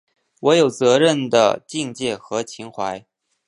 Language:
Chinese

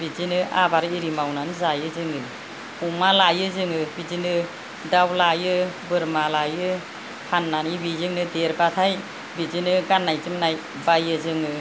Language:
Bodo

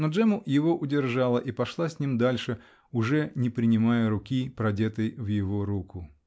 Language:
Russian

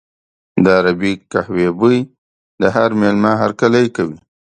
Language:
Pashto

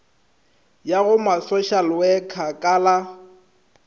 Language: Northern Sotho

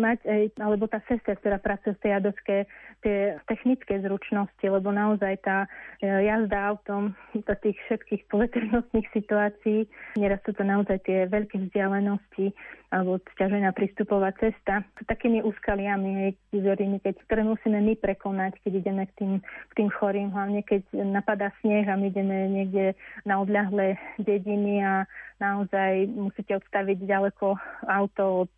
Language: Slovak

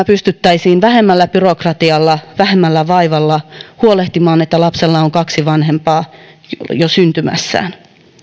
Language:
Finnish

